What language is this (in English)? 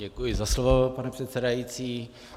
Czech